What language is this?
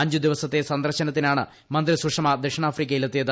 Malayalam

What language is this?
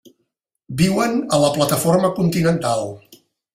Catalan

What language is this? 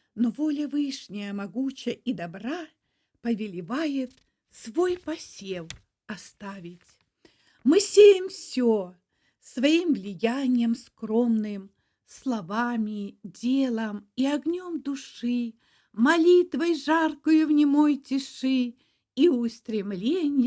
Russian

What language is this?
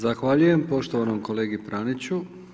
Croatian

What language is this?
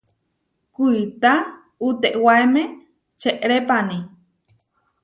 Huarijio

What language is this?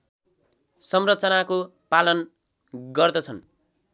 Nepali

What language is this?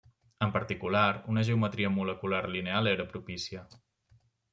Catalan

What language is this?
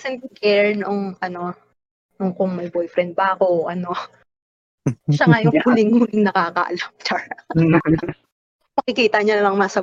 Filipino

